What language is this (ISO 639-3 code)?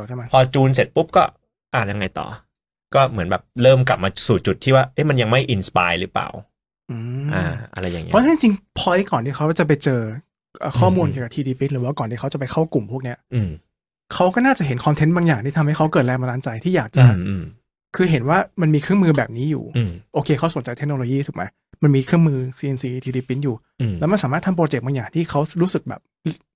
tha